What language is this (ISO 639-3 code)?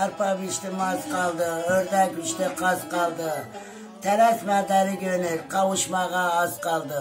tur